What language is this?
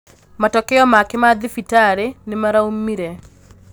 Kikuyu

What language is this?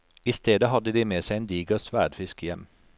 Norwegian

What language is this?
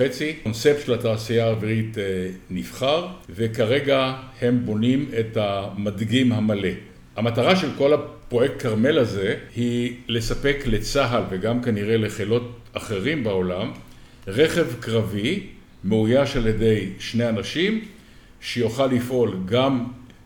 Hebrew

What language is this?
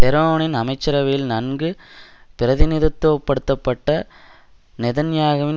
Tamil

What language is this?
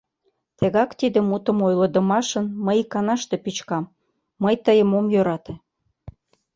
Mari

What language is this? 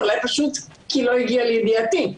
Hebrew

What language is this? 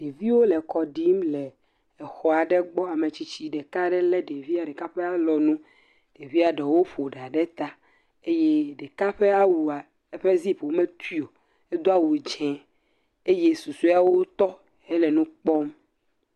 Ewe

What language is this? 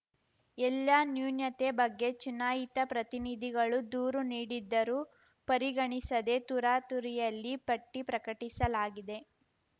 Kannada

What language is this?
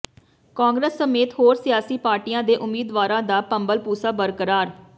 Punjabi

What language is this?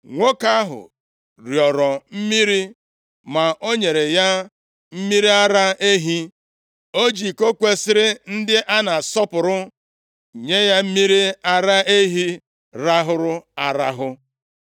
Igbo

